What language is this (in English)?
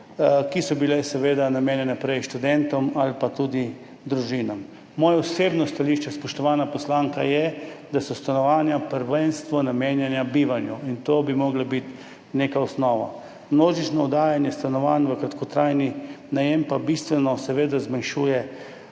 Slovenian